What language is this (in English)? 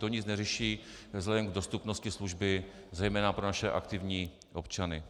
Czech